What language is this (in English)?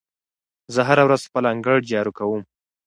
Pashto